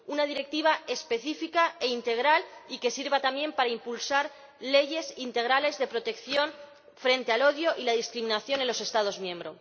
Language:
Spanish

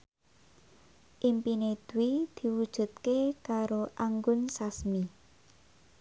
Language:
Javanese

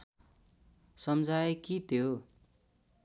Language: Nepali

